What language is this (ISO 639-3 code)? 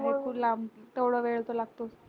mar